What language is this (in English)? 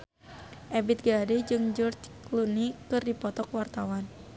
Sundanese